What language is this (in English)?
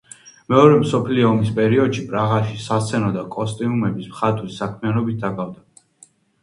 Georgian